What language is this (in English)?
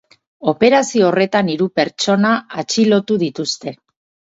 Basque